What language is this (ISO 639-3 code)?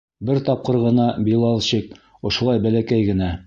bak